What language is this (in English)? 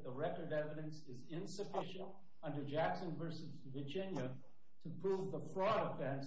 English